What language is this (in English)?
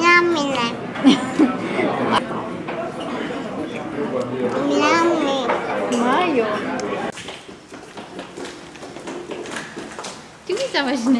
German